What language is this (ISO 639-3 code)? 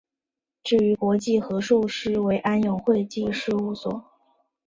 zho